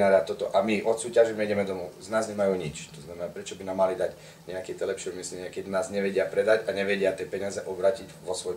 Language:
Slovak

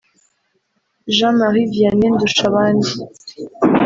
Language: Kinyarwanda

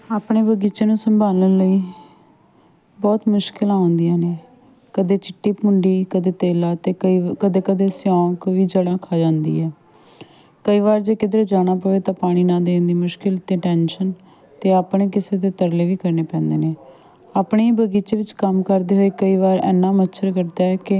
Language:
Punjabi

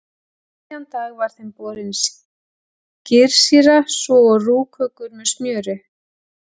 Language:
Icelandic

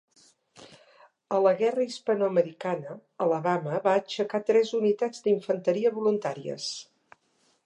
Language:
Catalan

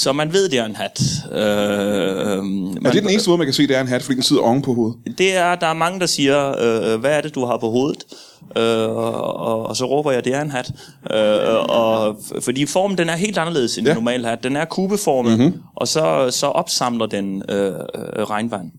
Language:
Danish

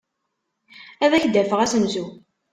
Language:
Kabyle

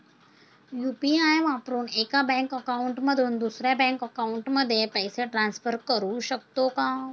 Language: Marathi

